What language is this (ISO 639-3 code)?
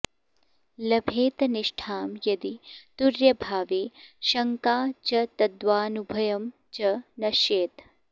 san